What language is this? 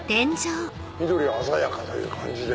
Japanese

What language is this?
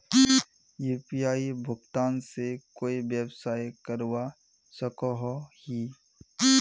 Magahi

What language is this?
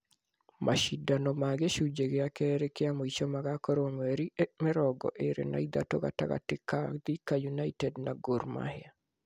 Kikuyu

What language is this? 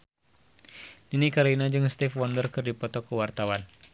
Sundanese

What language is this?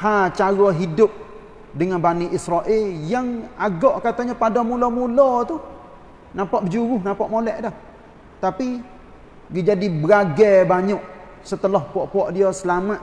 Malay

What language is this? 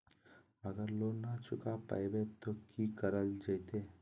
Magahi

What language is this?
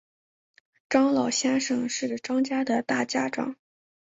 Chinese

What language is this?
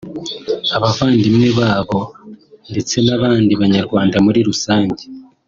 Kinyarwanda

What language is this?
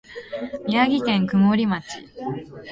Japanese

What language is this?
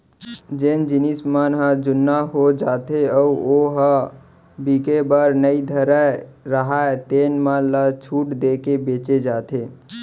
Chhattisgarhi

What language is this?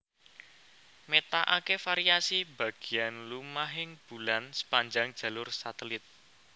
Javanese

